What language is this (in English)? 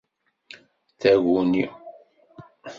Kabyle